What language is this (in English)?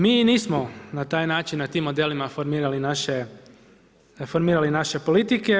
Croatian